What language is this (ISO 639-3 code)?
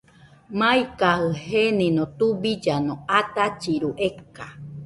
hux